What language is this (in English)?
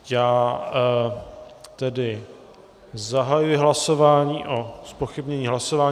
Czech